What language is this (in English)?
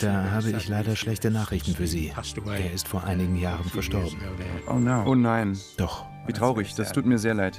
German